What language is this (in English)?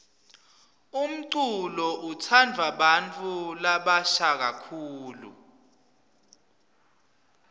Swati